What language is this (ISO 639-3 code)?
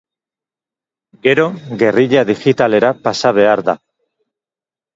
eus